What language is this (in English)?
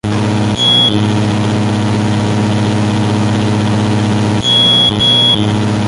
Spanish